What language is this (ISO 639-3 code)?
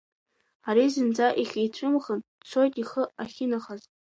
abk